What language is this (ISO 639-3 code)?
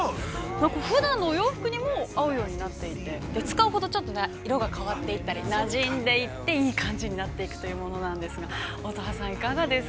jpn